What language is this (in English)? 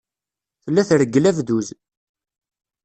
Kabyle